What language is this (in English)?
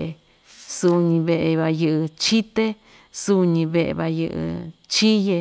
Ixtayutla Mixtec